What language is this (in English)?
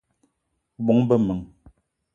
Eton (Cameroon)